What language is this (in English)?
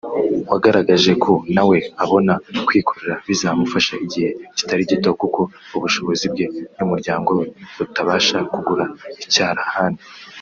Kinyarwanda